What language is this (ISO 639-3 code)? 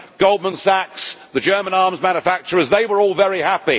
eng